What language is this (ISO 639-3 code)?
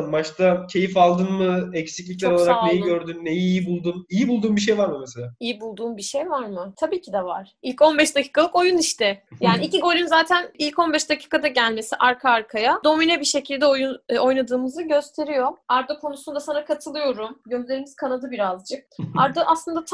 tur